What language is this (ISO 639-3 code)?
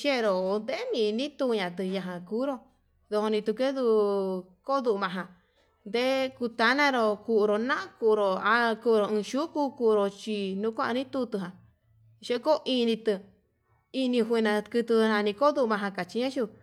mab